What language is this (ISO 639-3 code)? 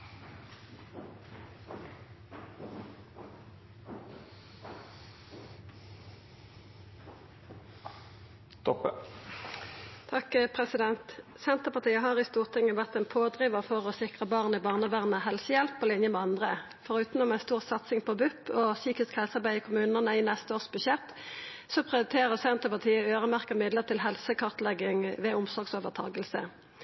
nno